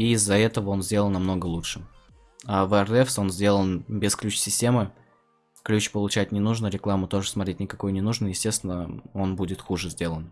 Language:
Russian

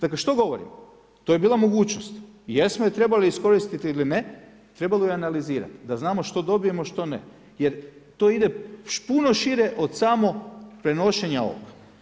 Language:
Croatian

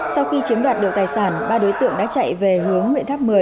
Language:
Vietnamese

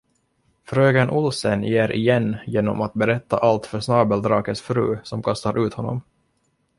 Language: Swedish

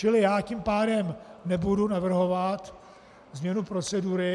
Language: Czech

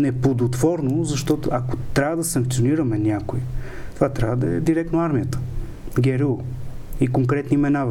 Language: Bulgarian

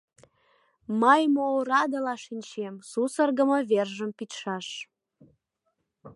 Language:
Mari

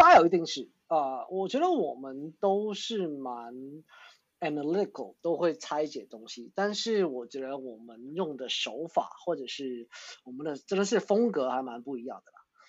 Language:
Chinese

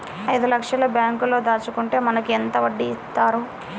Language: Telugu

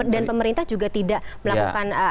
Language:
Indonesian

